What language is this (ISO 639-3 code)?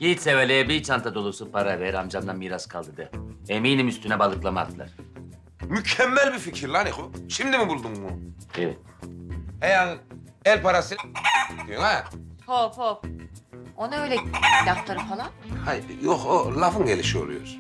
tur